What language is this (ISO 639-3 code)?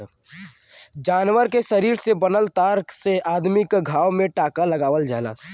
bho